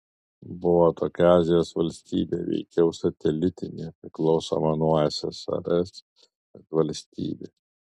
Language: Lithuanian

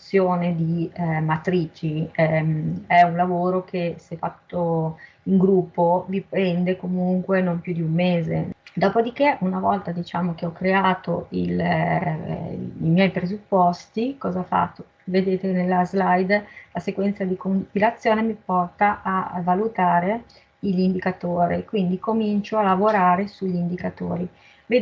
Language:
Italian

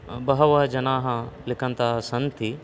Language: Sanskrit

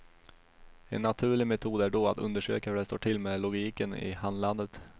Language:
Swedish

